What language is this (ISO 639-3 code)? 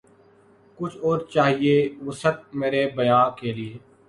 urd